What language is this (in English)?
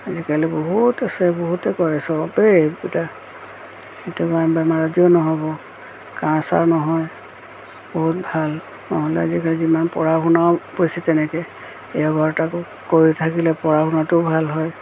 Assamese